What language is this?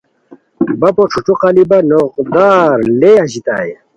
Khowar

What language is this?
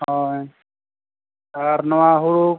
Santali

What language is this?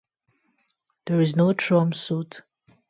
English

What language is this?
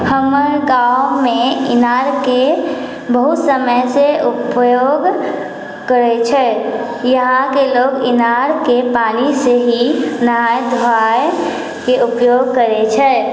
Maithili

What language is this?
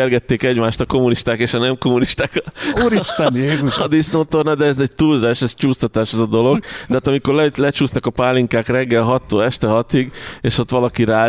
Hungarian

